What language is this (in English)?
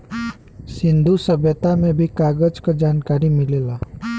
Bhojpuri